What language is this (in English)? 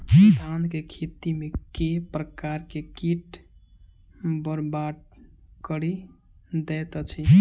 Maithili